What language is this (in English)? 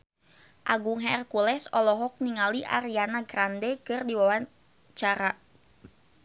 Sundanese